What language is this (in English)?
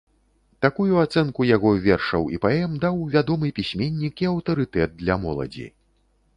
Belarusian